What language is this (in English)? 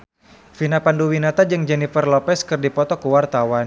Sundanese